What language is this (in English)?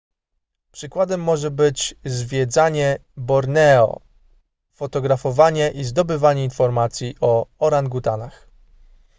Polish